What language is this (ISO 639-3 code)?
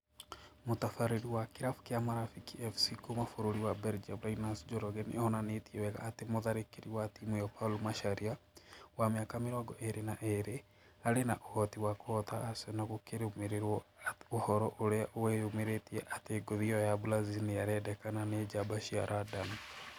kik